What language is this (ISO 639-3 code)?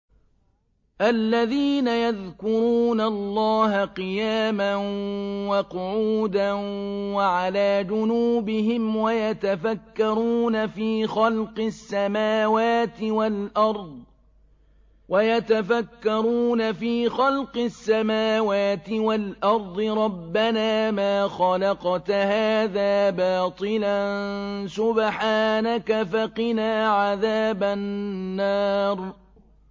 ara